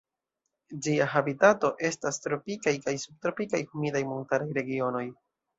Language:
Esperanto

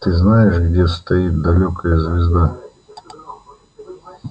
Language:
Russian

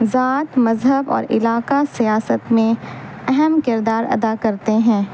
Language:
Urdu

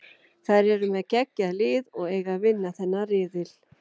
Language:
Icelandic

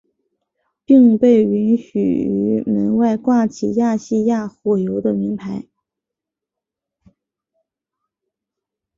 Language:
Chinese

